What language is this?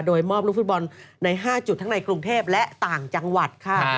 Thai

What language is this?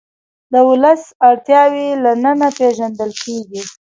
Pashto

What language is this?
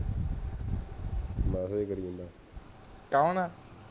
Punjabi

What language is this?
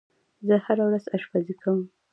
Pashto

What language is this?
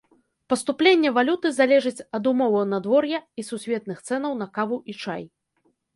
Belarusian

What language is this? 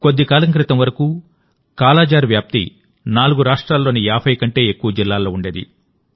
Telugu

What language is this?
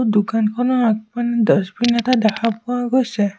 Assamese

